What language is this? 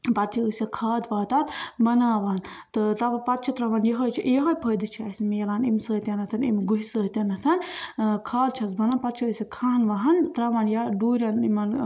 Kashmiri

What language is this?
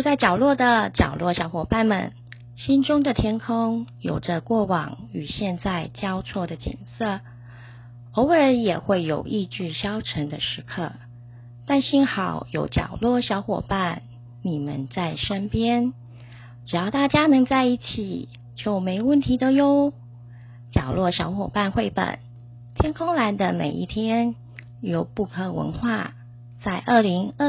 Chinese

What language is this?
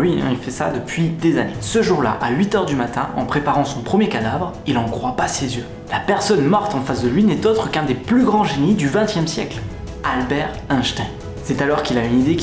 French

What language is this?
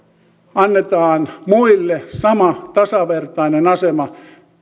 Finnish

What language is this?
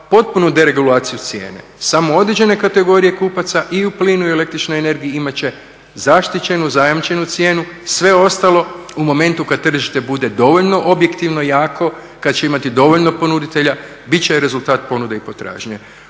Croatian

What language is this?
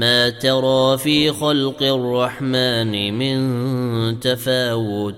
Arabic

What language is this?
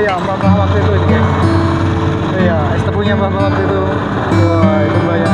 Indonesian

